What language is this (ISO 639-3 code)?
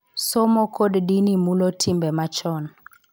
luo